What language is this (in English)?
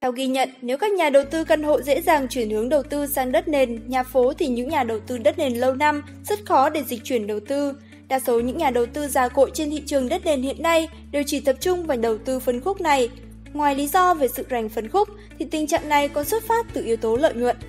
Vietnamese